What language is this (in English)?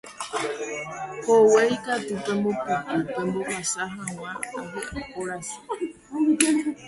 Guarani